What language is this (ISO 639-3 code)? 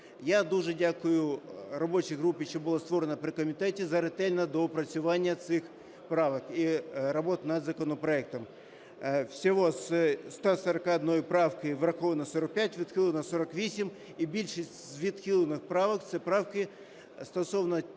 ukr